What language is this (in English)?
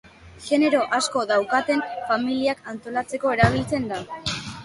Basque